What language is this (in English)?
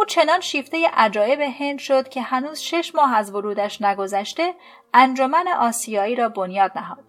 Persian